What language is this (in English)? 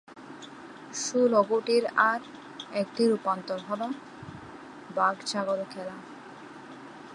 Bangla